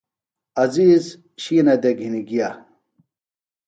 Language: Phalura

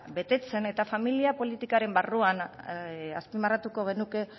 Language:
Basque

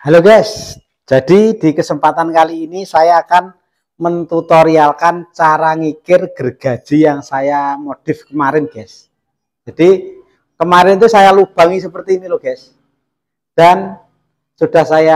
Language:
Indonesian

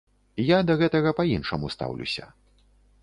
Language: Belarusian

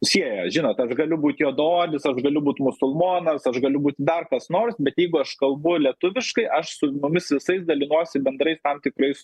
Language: Lithuanian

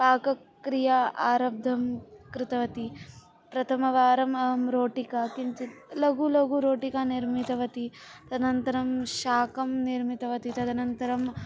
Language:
Sanskrit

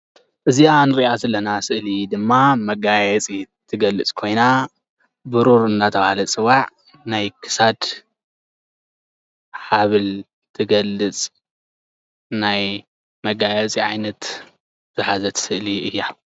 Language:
Tigrinya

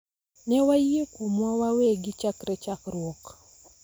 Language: Luo (Kenya and Tanzania)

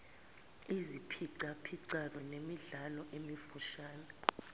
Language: Zulu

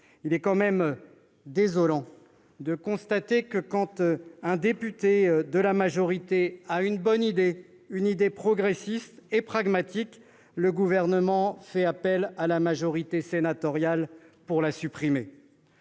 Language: French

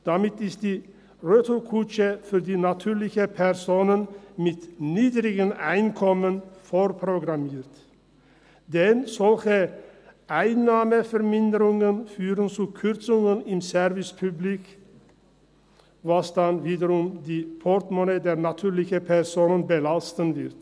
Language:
Swiss German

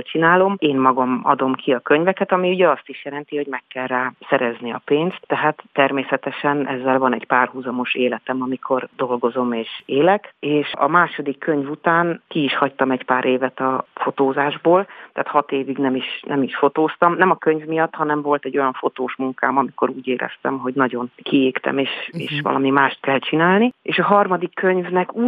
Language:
Hungarian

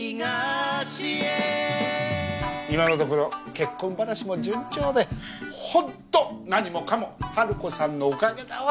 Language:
Japanese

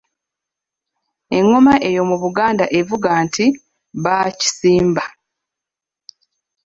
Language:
Ganda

